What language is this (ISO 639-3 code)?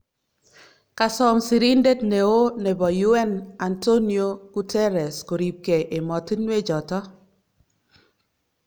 kln